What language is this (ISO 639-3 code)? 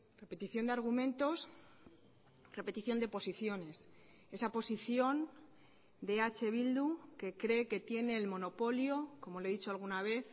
spa